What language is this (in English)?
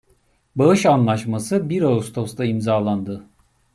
Turkish